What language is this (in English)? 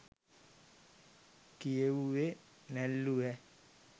Sinhala